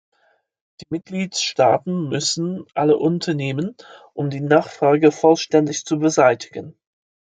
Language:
German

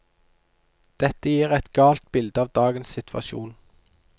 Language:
Norwegian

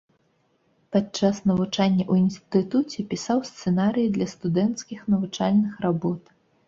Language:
Belarusian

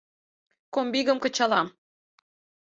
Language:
Mari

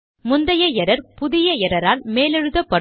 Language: Tamil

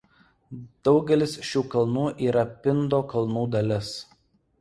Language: Lithuanian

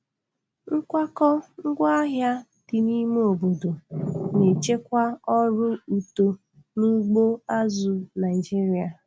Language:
Igbo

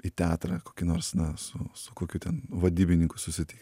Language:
Lithuanian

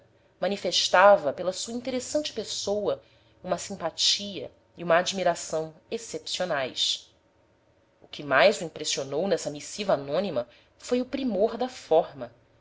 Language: Portuguese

